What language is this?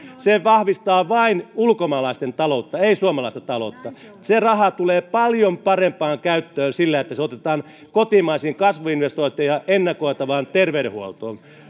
Finnish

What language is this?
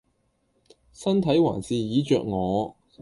Cantonese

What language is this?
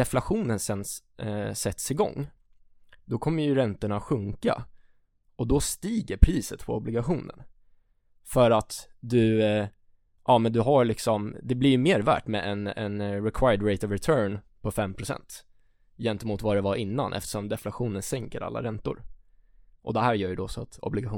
Swedish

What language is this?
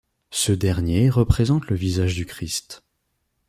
French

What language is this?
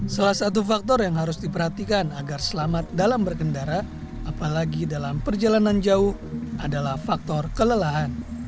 Indonesian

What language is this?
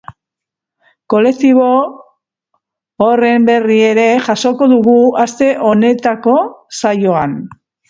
Basque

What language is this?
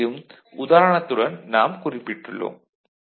Tamil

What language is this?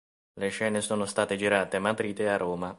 Italian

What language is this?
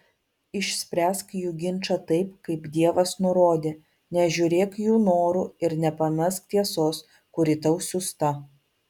Lithuanian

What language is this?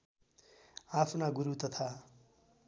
Nepali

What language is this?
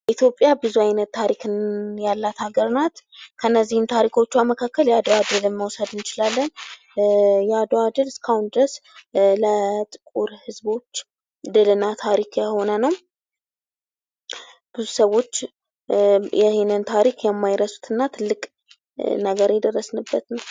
Amharic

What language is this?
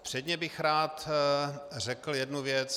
Czech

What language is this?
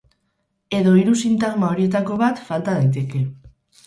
Basque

